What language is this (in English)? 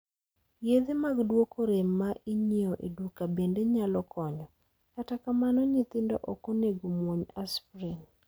Luo (Kenya and Tanzania)